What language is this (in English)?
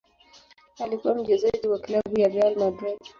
Swahili